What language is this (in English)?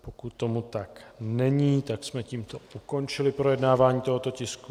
Czech